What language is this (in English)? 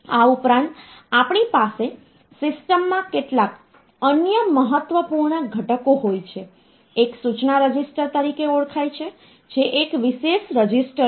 Gujarati